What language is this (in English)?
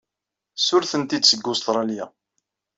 Kabyle